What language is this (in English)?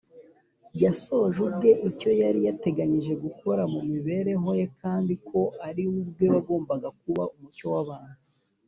Kinyarwanda